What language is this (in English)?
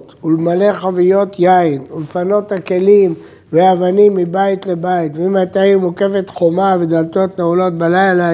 Hebrew